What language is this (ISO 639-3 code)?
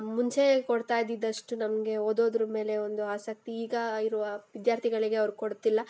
kan